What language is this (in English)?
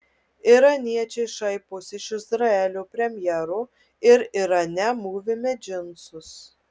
Lithuanian